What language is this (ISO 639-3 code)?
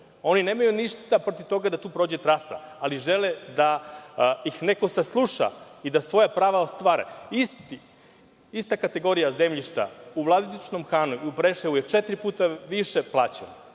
srp